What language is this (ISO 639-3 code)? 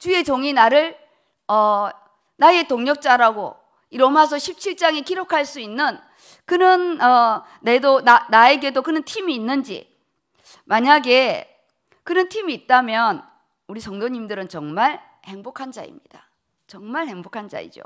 kor